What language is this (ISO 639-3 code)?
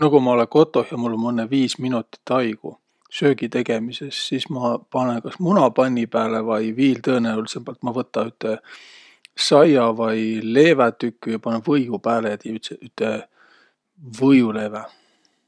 vro